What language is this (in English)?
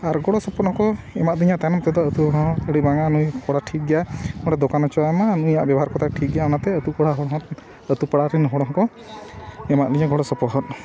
Santali